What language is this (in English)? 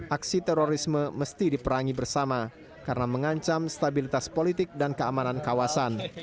Indonesian